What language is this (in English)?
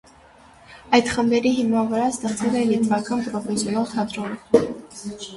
Armenian